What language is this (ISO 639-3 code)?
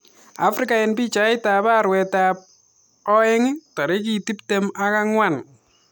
kln